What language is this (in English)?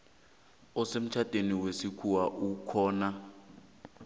South Ndebele